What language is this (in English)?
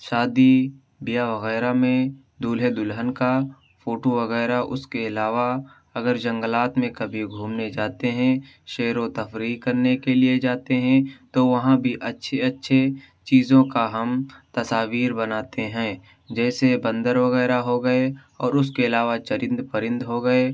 Urdu